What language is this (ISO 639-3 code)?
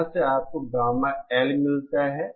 hin